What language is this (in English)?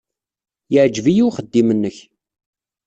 Kabyle